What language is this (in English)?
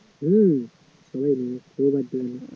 Bangla